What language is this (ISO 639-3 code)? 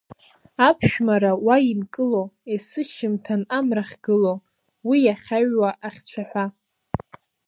abk